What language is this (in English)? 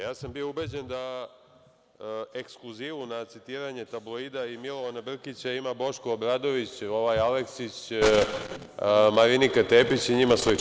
Serbian